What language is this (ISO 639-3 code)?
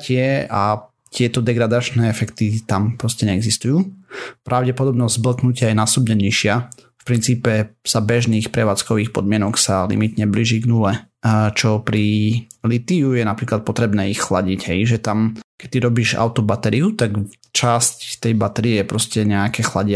slk